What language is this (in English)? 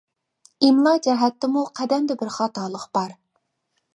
Uyghur